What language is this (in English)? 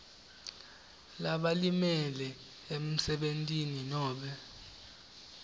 Swati